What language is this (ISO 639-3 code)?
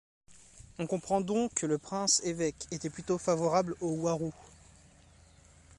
fra